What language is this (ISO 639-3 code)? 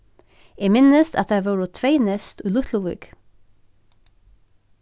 fao